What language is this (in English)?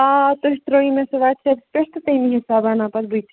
Kashmiri